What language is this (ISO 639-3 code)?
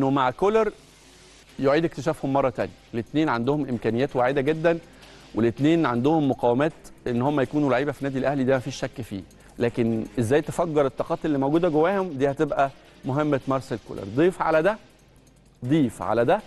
ara